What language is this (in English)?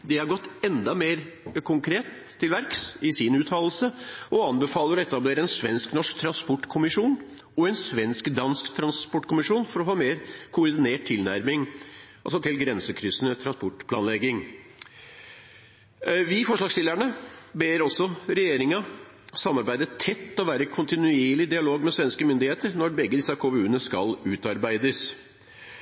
Norwegian Bokmål